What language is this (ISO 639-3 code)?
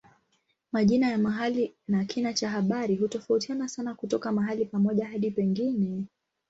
swa